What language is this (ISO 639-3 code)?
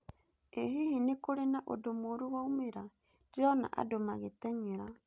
kik